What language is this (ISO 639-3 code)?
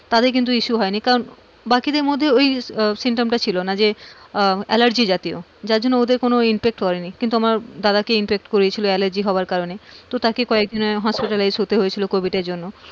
ben